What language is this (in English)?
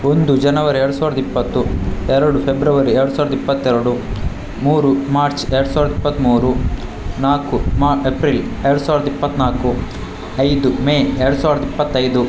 Kannada